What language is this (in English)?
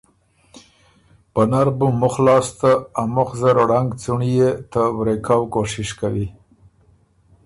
Ormuri